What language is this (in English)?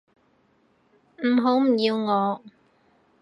Cantonese